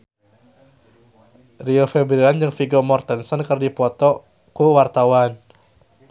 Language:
Sundanese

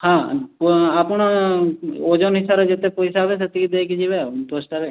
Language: Odia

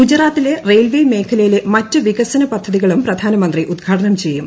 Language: Malayalam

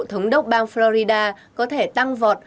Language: Vietnamese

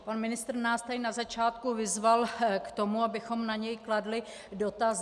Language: Czech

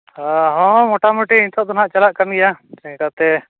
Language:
Santali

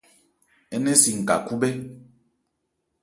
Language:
Ebrié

